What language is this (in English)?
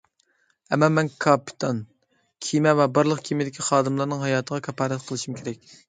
Uyghur